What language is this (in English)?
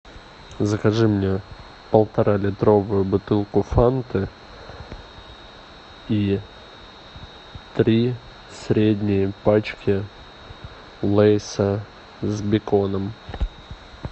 Russian